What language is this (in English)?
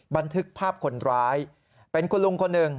Thai